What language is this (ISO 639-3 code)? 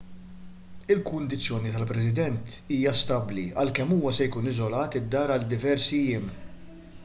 mlt